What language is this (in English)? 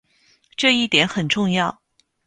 Chinese